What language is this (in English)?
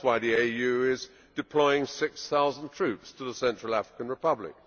English